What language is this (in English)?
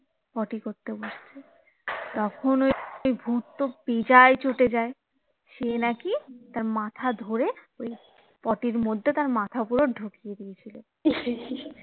Bangla